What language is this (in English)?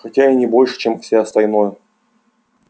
Russian